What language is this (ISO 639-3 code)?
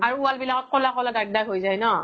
asm